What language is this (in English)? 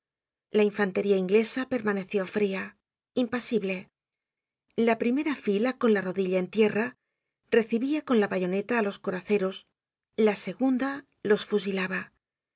Spanish